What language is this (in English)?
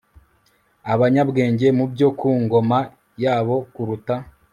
Kinyarwanda